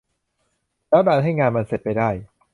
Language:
Thai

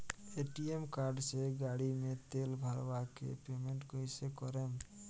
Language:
Bhojpuri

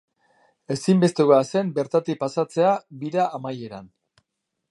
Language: Basque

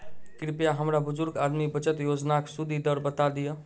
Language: Maithili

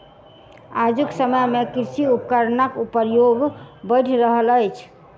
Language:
Maithili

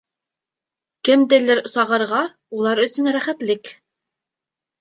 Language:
Bashkir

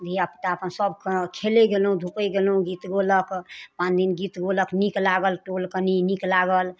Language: Maithili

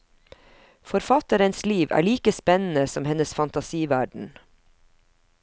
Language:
Norwegian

